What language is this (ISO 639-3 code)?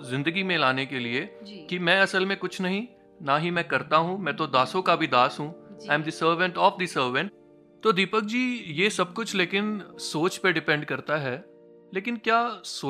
hin